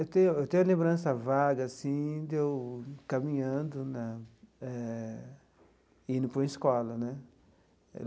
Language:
Portuguese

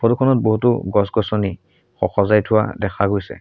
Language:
Assamese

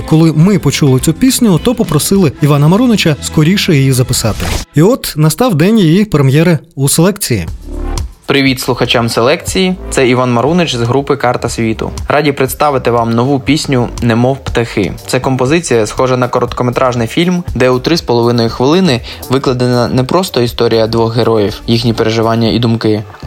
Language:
Ukrainian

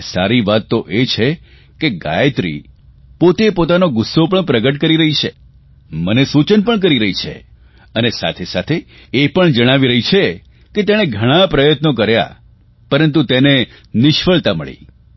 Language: Gujarati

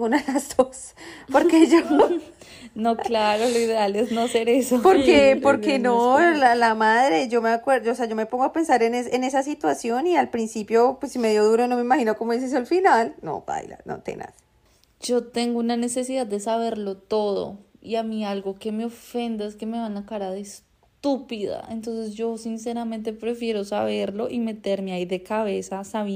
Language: Spanish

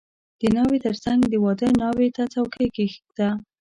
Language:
Pashto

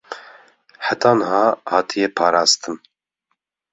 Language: Kurdish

